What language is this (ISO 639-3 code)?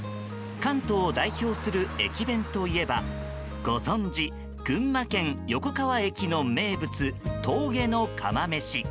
jpn